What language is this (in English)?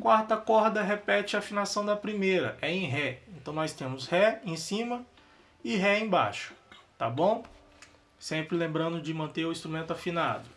Portuguese